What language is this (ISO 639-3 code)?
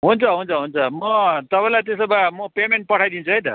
nep